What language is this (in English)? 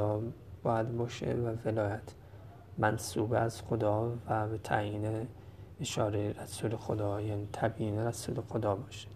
Persian